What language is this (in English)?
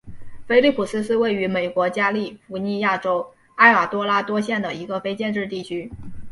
Chinese